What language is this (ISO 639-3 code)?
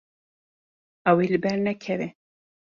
kur